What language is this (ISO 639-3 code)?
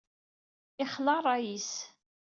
kab